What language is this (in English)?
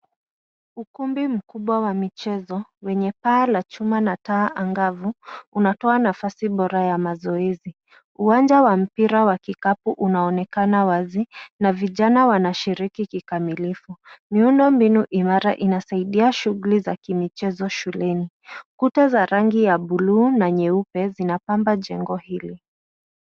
Swahili